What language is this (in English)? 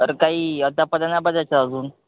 Marathi